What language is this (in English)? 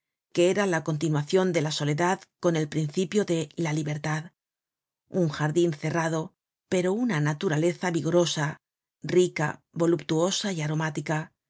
Spanish